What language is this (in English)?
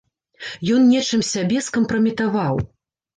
Belarusian